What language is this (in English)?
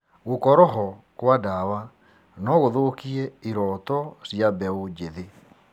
Kikuyu